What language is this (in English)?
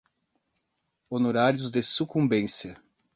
Portuguese